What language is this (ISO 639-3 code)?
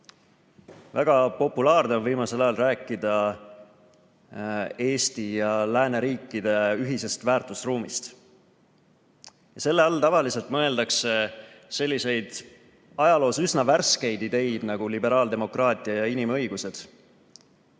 est